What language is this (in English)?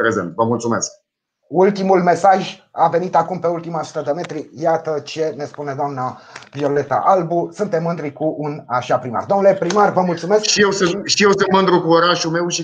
Romanian